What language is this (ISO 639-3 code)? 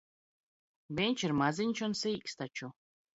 lav